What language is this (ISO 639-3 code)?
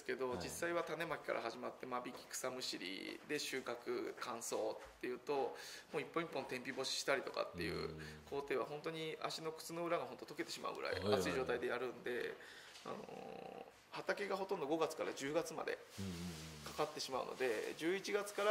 jpn